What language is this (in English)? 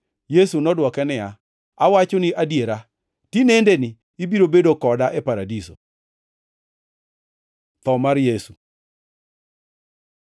Luo (Kenya and Tanzania)